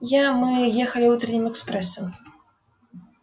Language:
Russian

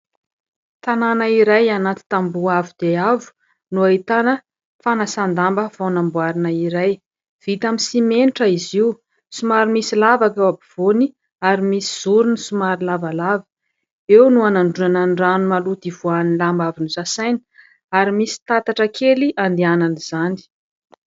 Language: Malagasy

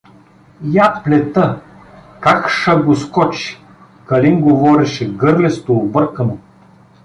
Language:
Bulgarian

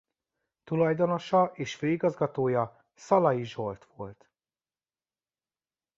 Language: Hungarian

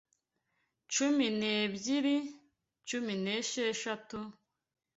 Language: Kinyarwanda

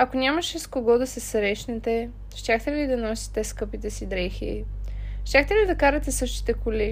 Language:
Bulgarian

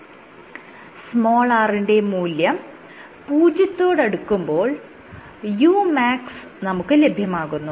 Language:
Malayalam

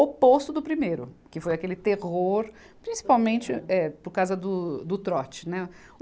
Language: Portuguese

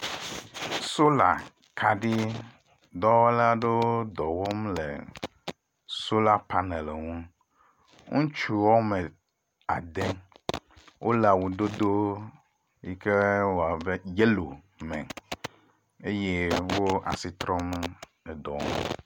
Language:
Ewe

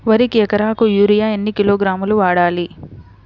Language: Telugu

